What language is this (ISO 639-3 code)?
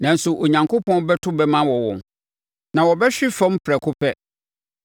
aka